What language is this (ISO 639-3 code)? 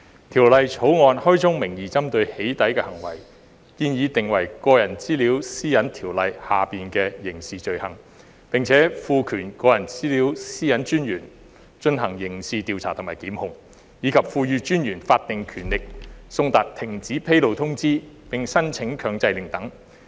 yue